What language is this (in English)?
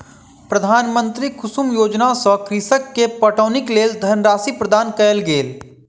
Maithili